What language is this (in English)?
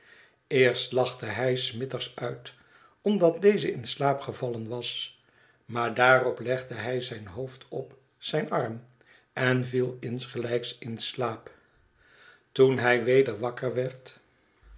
Dutch